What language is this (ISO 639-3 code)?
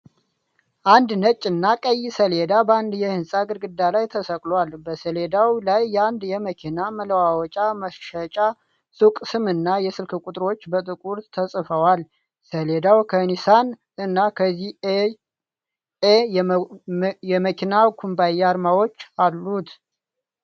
amh